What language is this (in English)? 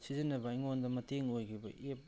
Manipuri